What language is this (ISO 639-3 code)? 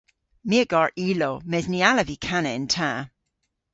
cor